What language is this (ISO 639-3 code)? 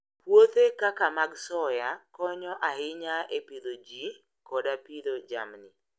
luo